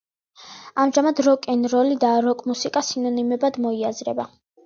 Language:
Georgian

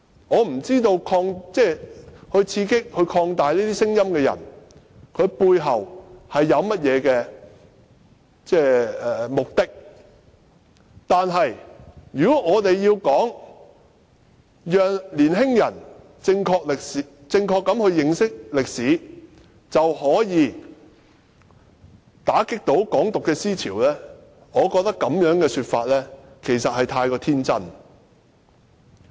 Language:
Cantonese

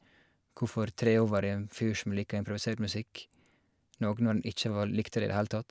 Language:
Norwegian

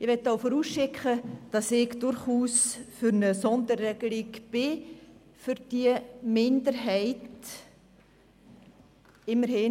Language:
Swiss German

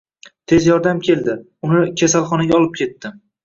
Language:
Uzbek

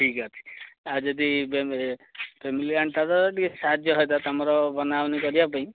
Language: Odia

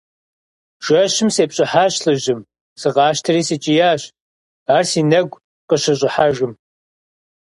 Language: Kabardian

